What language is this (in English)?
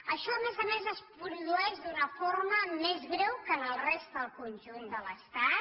Catalan